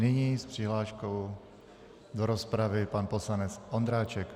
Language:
Czech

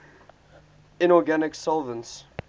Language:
English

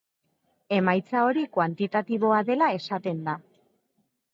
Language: Basque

